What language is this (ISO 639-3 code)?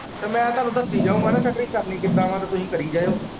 pan